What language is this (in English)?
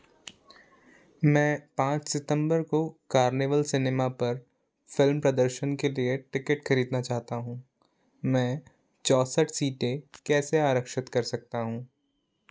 Hindi